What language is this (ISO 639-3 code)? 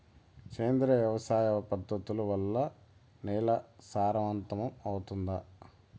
tel